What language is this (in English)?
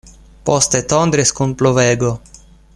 Esperanto